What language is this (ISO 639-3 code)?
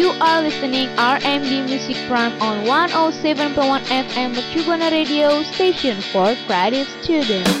ind